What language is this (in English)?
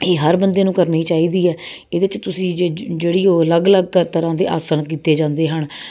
Punjabi